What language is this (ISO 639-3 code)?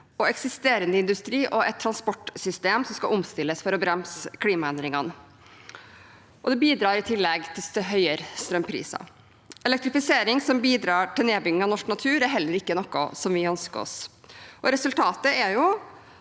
nor